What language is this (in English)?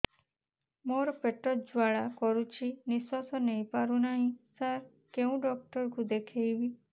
Odia